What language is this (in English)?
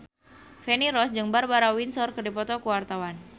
Sundanese